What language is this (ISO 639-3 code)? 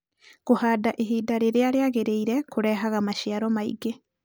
kik